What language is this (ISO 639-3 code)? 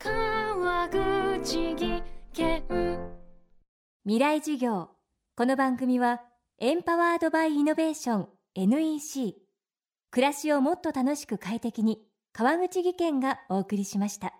jpn